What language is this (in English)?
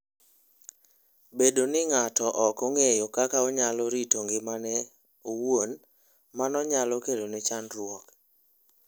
Luo (Kenya and Tanzania)